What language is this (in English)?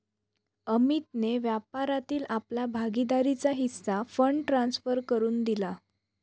Marathi